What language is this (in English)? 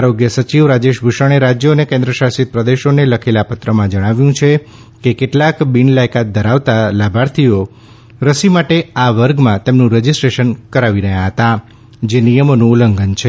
Gujarati